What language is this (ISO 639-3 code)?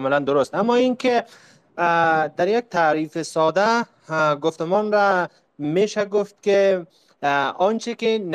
fas